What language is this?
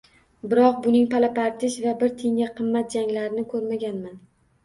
Uzbek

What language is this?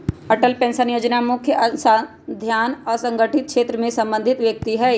Magahi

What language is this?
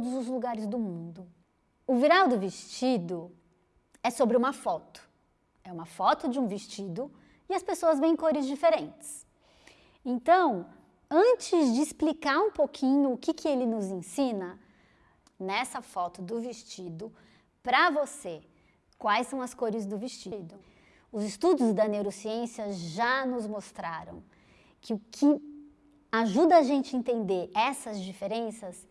Portuguese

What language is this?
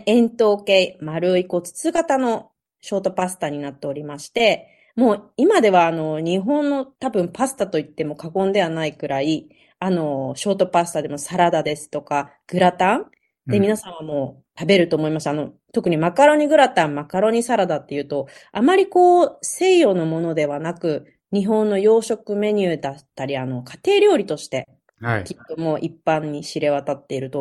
Japanese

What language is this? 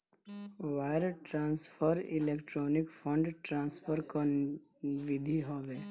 Bhojpuri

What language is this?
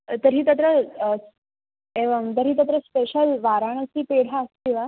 Sanskrit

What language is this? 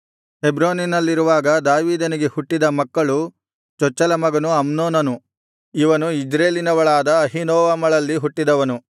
Kannada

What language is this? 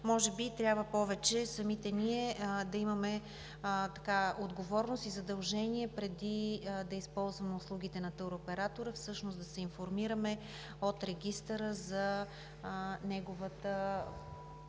Bulgarian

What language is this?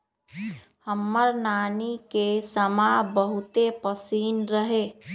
Magahi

